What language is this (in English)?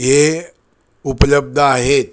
Marathi